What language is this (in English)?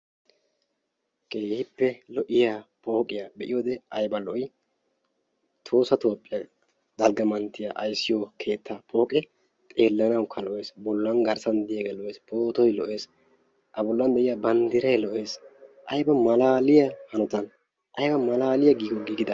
Wolaytta